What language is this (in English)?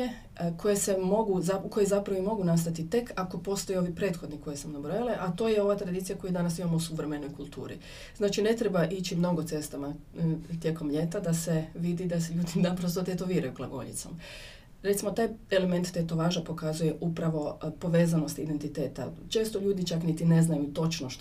Croatian